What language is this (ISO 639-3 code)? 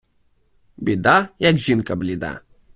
ukr